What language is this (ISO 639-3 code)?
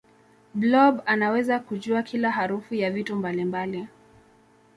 swa